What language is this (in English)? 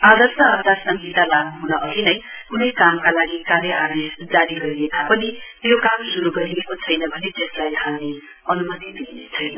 Nepali